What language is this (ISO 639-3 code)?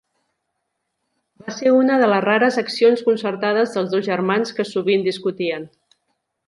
cat